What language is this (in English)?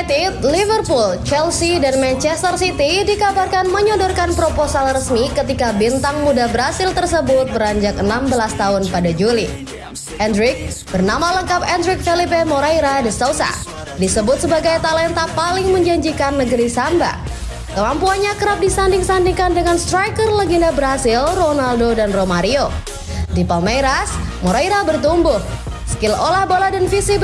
Indonesian